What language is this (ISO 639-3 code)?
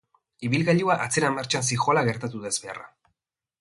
eus